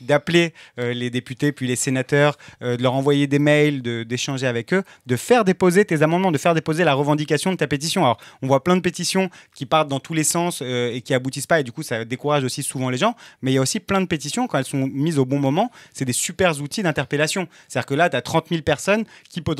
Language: French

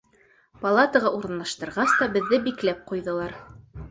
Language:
Bashkir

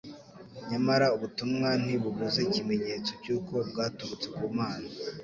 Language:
Kinyarwanda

